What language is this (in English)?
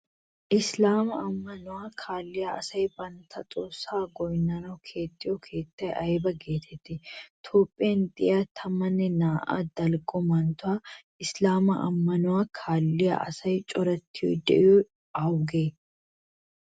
Wolaytta